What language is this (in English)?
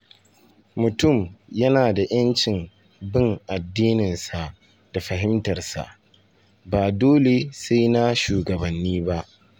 Hausa